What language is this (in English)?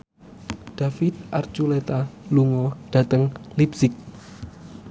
Javanese